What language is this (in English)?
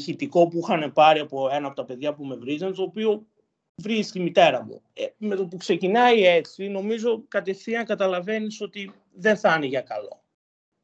Greek